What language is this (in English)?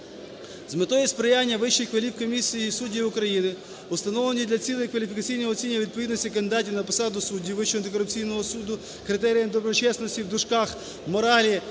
Ukrainian